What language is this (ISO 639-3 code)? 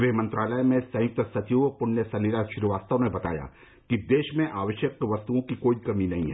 hin